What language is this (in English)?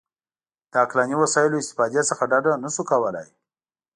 Pashto